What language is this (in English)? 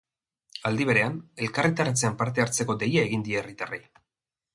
Basque